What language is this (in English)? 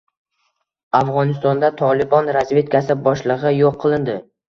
Uzbek